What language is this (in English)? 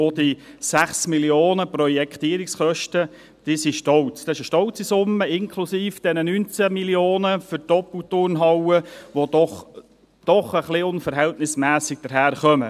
Swiss German